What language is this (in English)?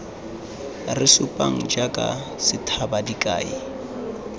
Tswana